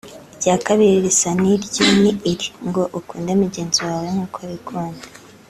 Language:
Kinyarwanda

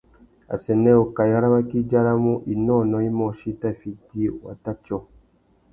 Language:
Tuki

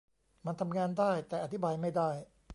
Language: Thai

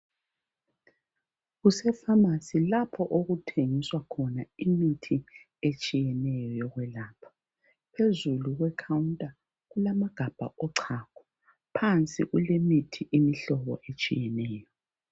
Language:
North Ndebele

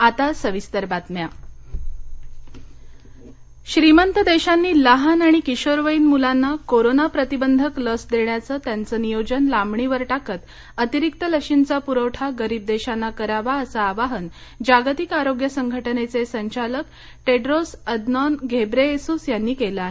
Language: Marathi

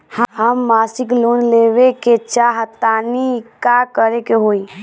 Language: Bhojpuri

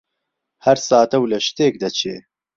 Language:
Central Kurdish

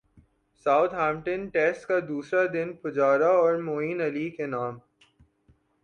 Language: Urdu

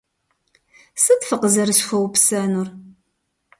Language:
Kabardian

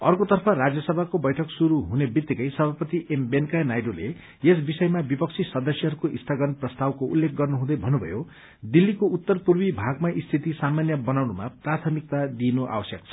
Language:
Nepali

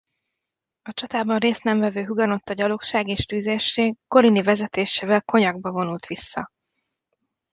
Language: Hungarian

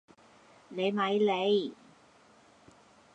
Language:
Cantonese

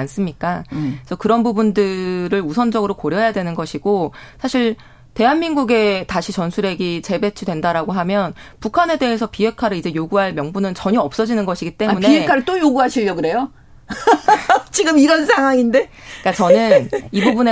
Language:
Korean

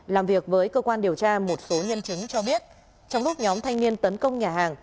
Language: Vietnamese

